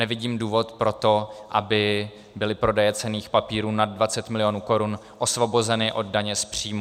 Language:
Czech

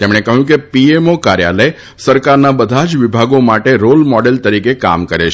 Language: Gujarati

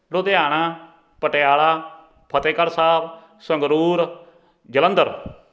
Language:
Punjabi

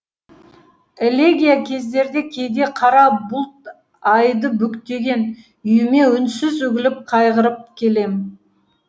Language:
Kazakh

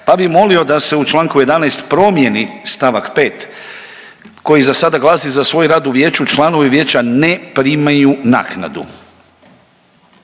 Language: Croatian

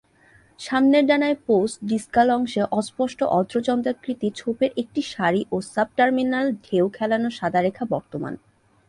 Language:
Bangla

